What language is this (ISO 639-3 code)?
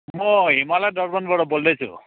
nep